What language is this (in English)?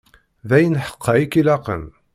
Kabyle